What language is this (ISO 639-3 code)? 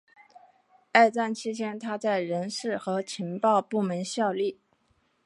zho